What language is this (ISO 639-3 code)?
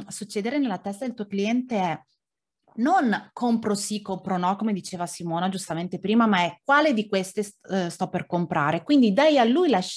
ita